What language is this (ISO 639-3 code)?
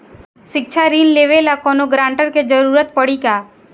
bho